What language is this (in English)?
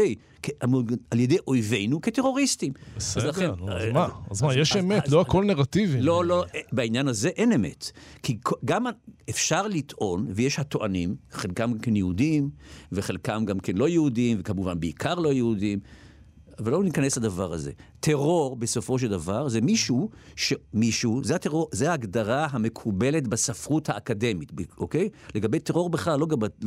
Hebrew